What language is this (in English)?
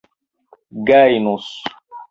Esperanto